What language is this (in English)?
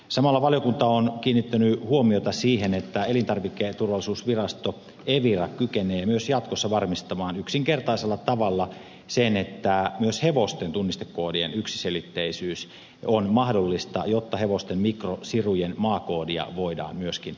Finnish